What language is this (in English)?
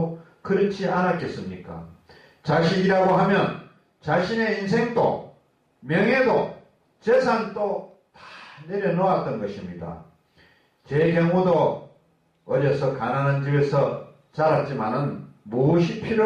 Korean